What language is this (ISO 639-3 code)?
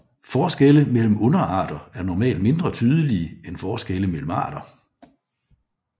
dan